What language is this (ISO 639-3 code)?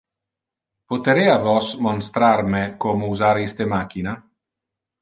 ina